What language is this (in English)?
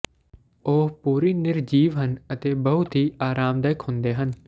Punjabi